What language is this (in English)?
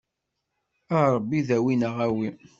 Kabyle